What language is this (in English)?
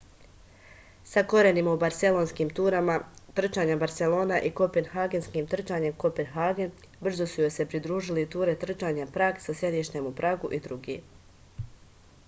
Serbian